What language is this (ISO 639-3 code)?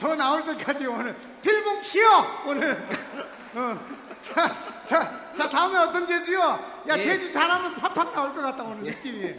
kor